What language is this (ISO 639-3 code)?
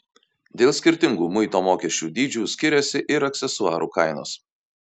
lit